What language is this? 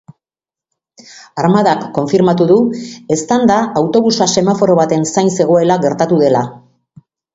Basque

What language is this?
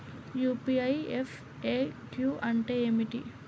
Telugu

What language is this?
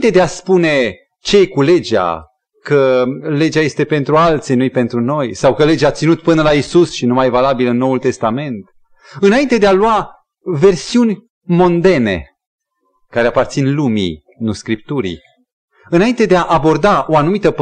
Romanian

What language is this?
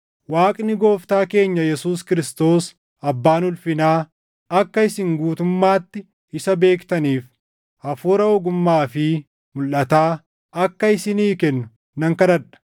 Oromo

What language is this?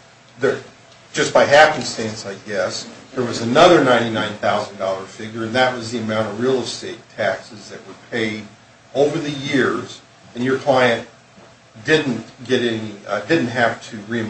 English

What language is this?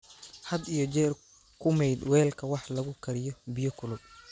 Somali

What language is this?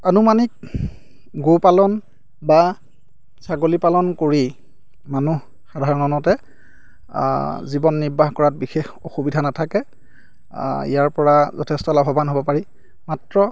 Assamese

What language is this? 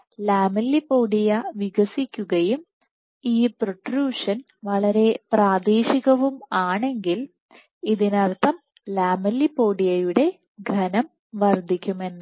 Malayalam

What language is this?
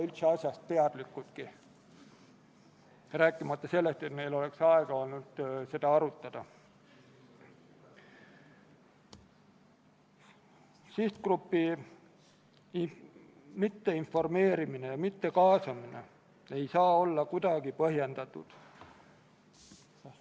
Estonian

